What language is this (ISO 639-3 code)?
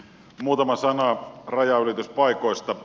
fin